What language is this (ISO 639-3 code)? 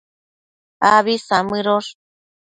mcf